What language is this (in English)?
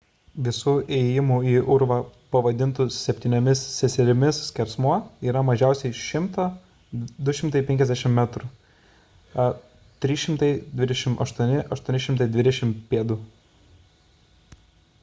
Lithuanian